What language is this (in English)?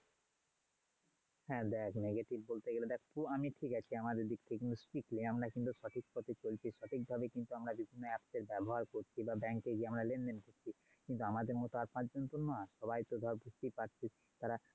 Bangla